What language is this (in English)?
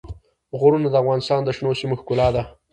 Pashto